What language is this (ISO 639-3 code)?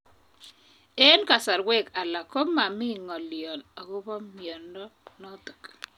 kln